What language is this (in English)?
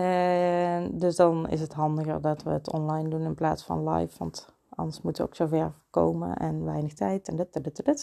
Dutch